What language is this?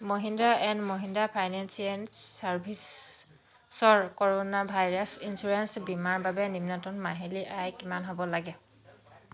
Assamese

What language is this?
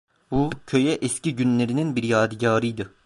Turkish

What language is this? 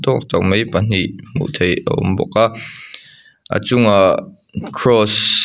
Mizo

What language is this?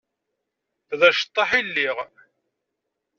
Kabyle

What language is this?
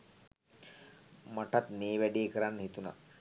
Sinhala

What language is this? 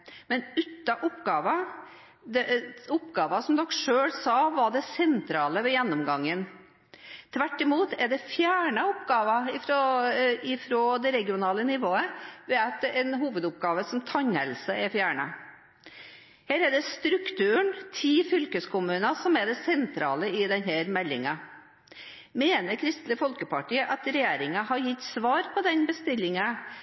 Norwegian Bokmål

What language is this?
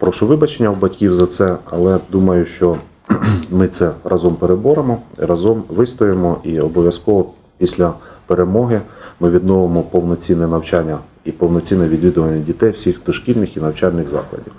Ukrainian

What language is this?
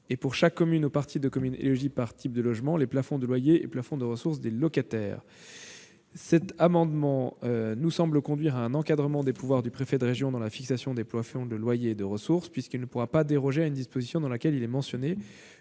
French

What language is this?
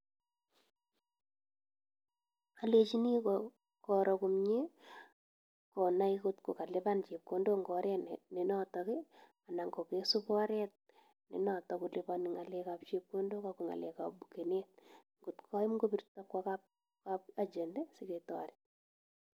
Kalenjin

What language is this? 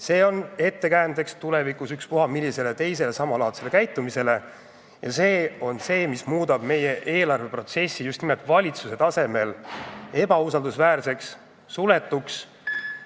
Estonian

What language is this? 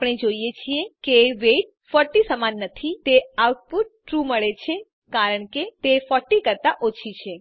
Gujarati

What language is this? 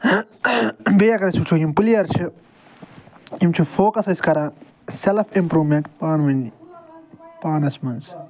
Kashmiri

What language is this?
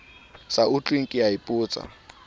Southern Sotho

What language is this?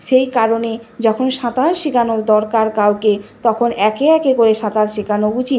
Bangla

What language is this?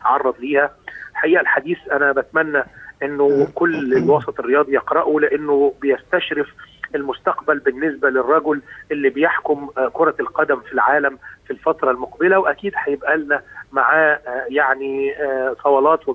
Arabic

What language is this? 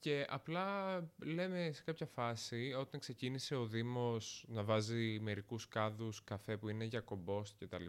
Greek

